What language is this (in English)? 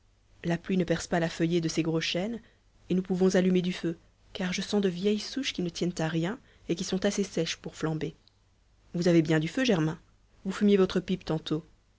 French